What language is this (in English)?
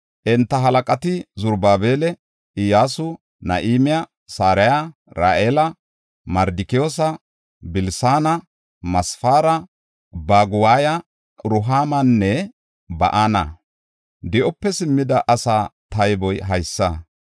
Gofa